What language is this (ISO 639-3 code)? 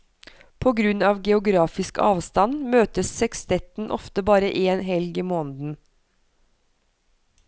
nor